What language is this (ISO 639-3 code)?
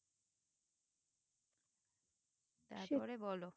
ben